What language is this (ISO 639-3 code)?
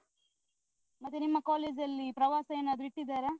kan